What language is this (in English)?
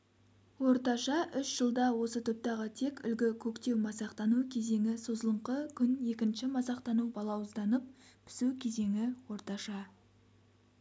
Kazakh